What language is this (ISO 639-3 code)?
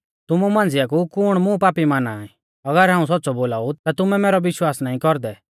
bfz